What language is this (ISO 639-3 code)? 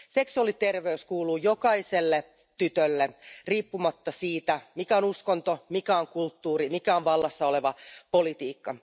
fin